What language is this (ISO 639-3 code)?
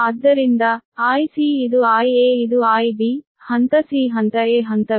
kan